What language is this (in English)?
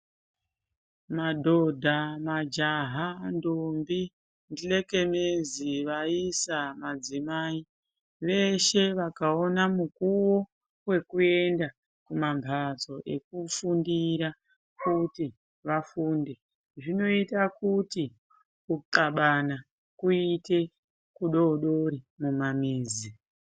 Ndau